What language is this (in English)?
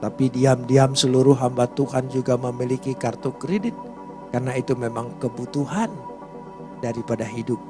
Indonesian